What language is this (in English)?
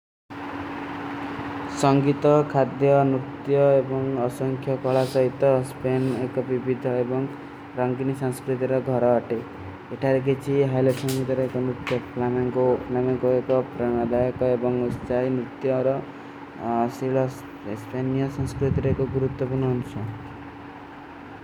Kui (India)